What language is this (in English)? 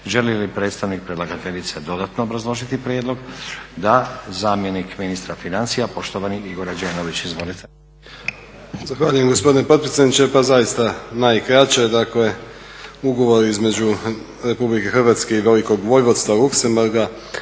Croatian